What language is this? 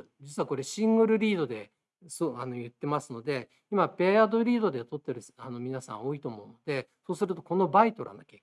Japanese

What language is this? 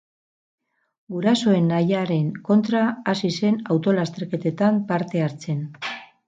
Basque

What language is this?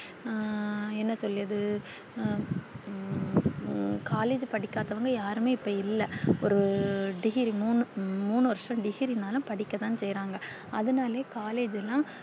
Tamil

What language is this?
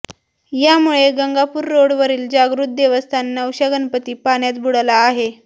Marathi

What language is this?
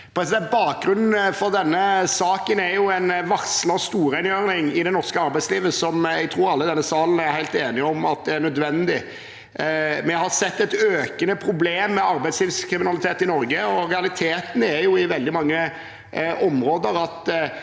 Norwegian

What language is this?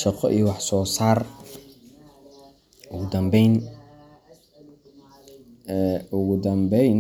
Somali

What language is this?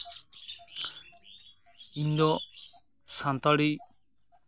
Santali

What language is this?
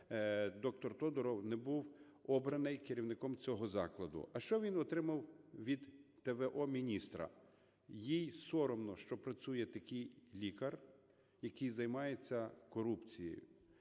Ukrainian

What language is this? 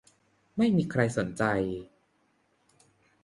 Thai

